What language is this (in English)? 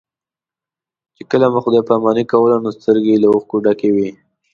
Pashto